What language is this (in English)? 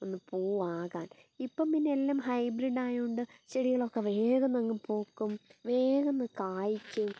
Malayalam